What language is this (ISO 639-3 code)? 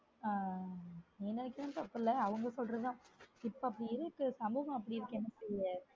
tam